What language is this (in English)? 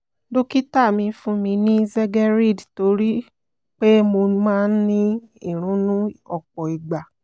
Yoruba